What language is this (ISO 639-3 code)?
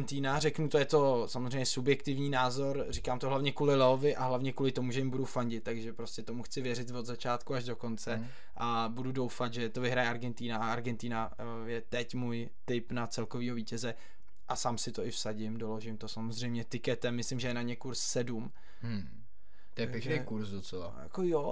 ces